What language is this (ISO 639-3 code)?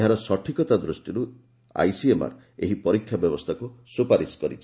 ori